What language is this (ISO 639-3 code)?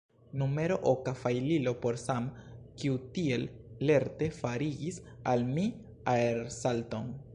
epo